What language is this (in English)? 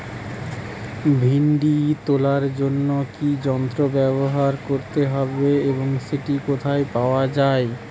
Bangla